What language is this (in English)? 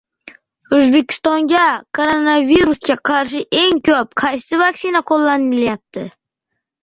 Uzbek